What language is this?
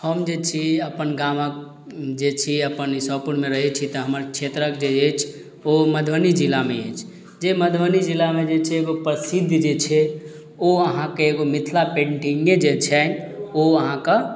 Maithili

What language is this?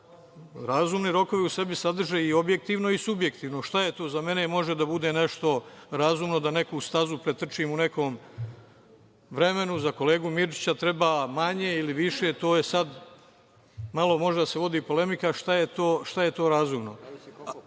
Serbian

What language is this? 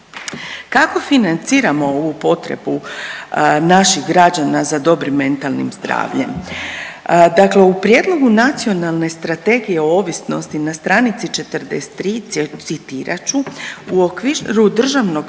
Croatian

